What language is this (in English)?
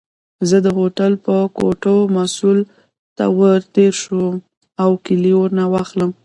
Pashto